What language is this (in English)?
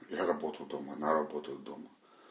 Russian